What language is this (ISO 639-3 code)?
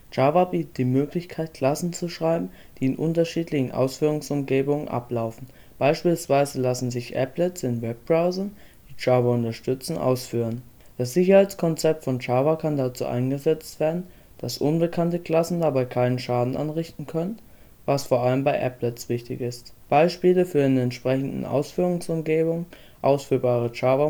deu